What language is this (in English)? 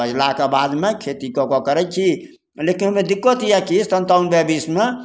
Maithili